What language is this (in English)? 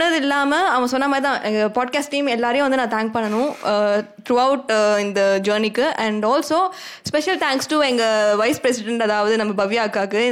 Tamil